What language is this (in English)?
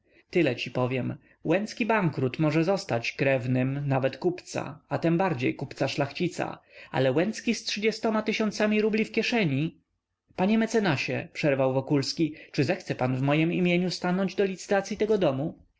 Polish